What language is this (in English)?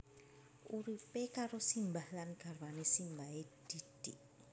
Javanese